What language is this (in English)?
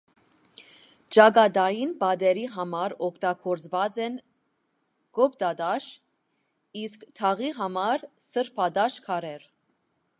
Armenian